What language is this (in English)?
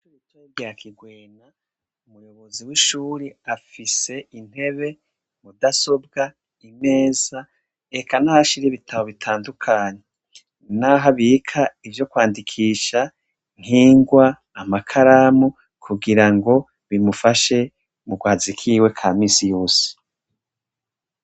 Rundi